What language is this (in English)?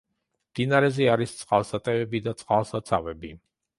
Georgian